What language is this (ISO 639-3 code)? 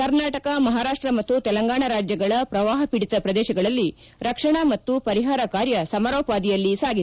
kan